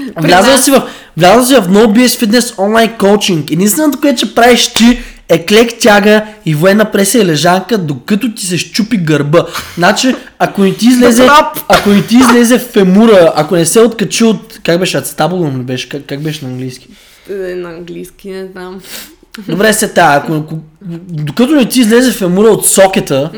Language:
Bulgarian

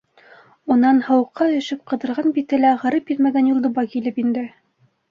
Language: Bashkir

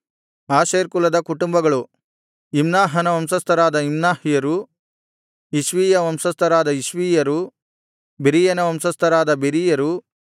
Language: Kannada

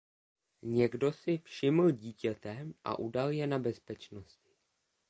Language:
Czech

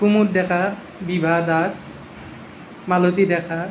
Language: Assamese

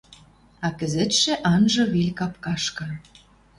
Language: Western Mari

